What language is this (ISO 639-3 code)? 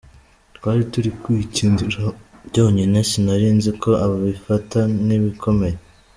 kin